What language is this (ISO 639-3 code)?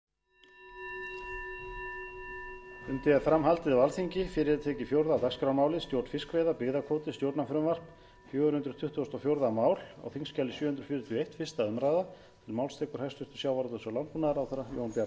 isl